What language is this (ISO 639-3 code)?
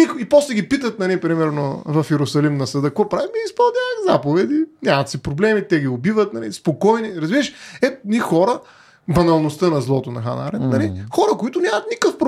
bul